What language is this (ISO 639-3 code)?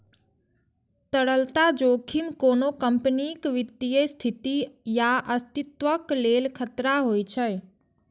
mai